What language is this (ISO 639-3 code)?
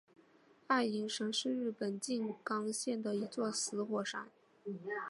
zho